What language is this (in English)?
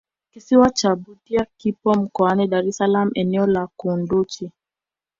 Swahili